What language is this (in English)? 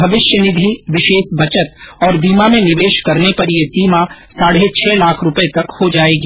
Hindi